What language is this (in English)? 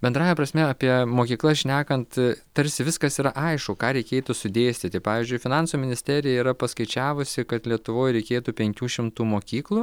Lithuanian